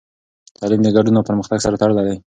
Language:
Pashto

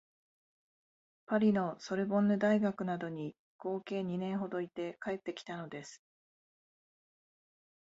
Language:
Japanese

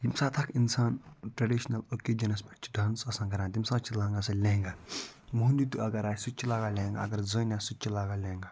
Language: Kashmiri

